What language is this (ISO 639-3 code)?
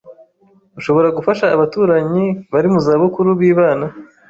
kin